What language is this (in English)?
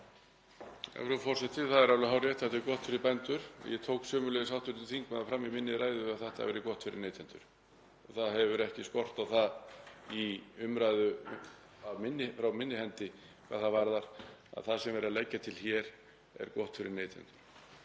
Icelandic